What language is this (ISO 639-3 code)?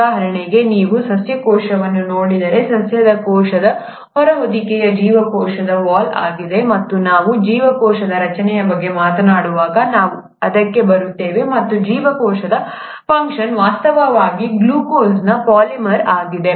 kan